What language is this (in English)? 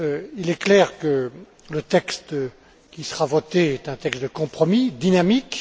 French